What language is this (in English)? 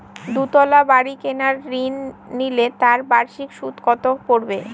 Bangla